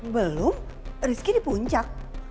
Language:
Indonesian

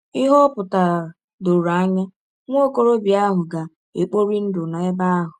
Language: Igbo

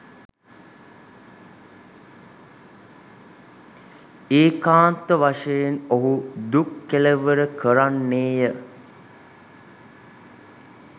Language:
Sinhala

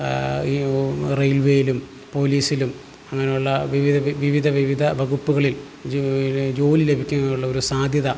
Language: Malayalam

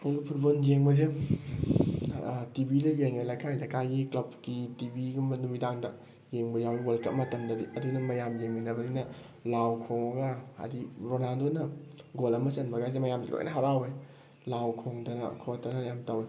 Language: Manipuri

